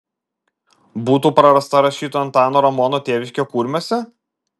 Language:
Lithuanian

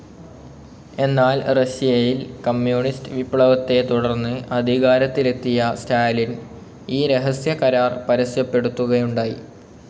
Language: Malayalam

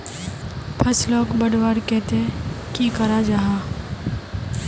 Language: Magahi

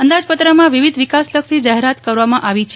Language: Gujarati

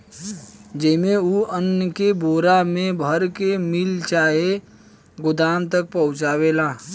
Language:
Bhojpuri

